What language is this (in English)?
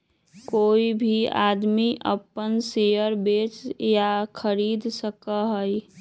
Magahi